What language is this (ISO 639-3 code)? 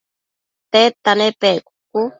mcf